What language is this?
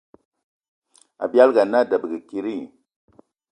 Eton (Cameroon)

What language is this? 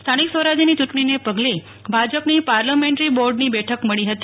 Gujarati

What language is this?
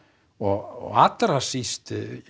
Icelandic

